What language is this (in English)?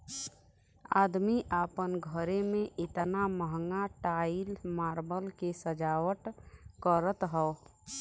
Bhojpuri